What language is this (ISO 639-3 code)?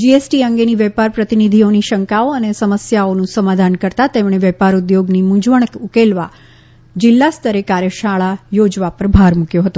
guj